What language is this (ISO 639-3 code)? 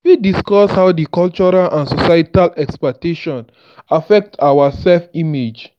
pcm